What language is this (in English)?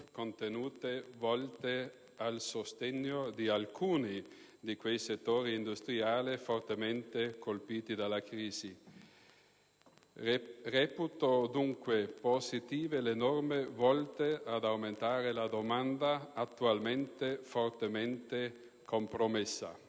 Italian